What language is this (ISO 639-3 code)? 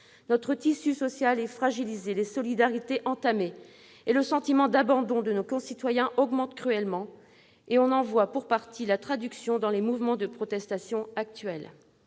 fra